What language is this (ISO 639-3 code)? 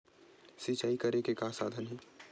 hne